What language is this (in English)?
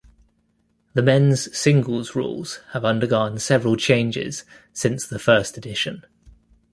English